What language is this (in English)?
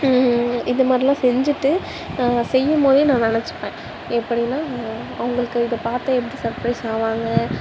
Tamil